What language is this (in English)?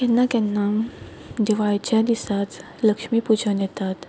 Konkani